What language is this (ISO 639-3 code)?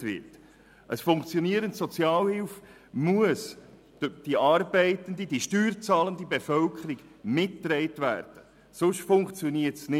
gsw